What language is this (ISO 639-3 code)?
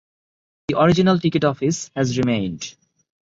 eng